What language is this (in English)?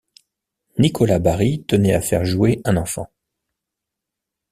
French